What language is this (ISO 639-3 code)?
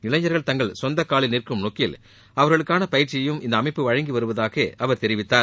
tam